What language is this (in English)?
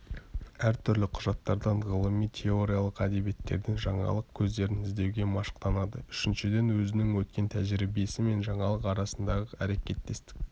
Kazakh